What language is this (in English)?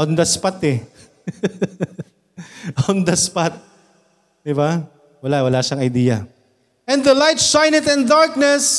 Filipino